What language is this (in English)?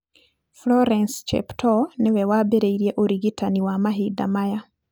Kikuyu